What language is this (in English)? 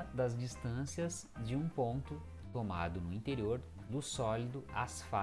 Portuguese